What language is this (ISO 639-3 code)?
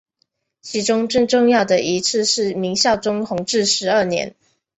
zho